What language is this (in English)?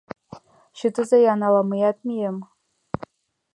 Mari